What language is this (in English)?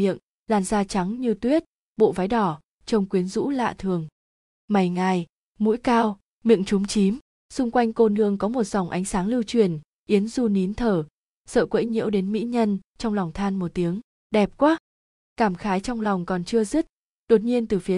Vietnamese